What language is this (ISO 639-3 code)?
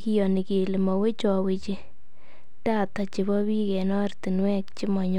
kln